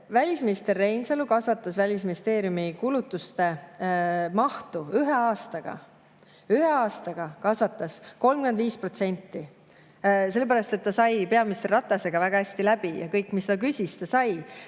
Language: Estonian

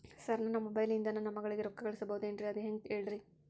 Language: Kannada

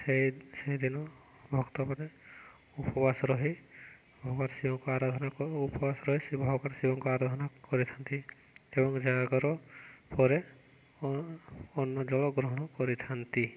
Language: Odia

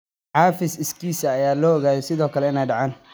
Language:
Somali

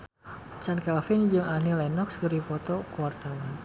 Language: Sundanese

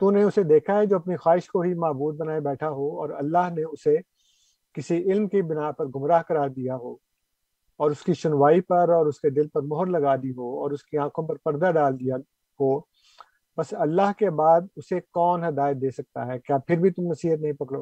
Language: Urdu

